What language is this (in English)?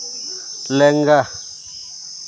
Santali